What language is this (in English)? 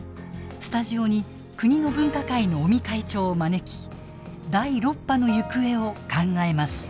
Japanese